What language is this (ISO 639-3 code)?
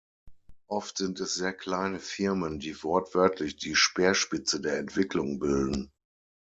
deu